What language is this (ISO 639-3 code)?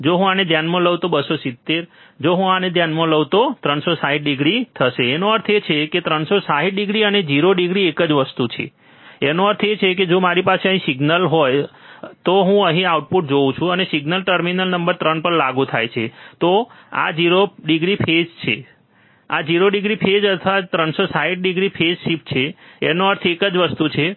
guj